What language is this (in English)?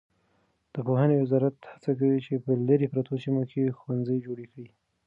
Pashto